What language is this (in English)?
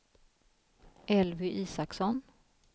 Swedish